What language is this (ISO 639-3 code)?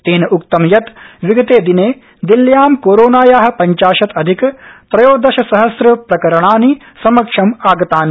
san